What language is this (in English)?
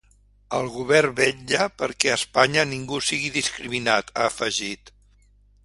Catalan